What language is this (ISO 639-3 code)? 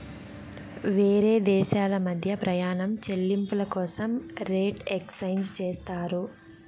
tel